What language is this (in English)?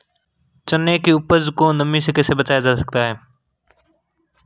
Hindi